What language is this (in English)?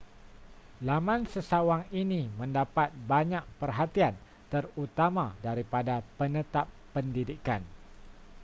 Malay